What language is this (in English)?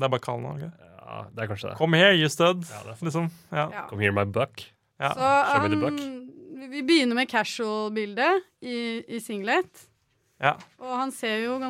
Danish